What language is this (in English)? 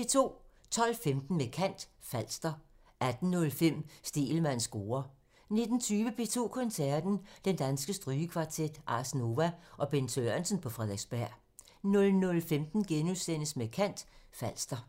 Danish